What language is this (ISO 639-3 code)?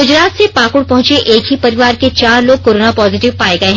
hin